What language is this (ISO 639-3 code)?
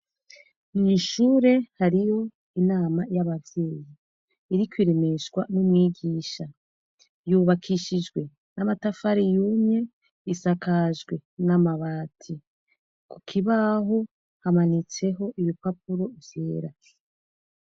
run